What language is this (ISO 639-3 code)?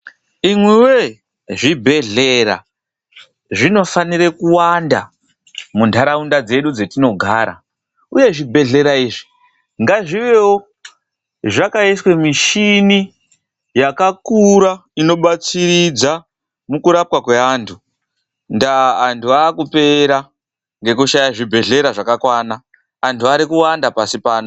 ndc